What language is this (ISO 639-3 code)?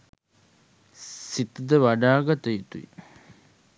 sin